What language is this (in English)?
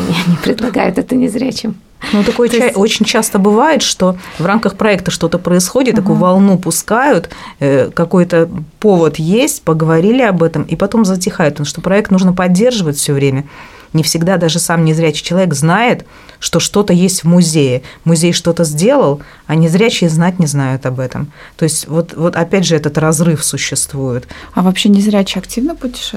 Russian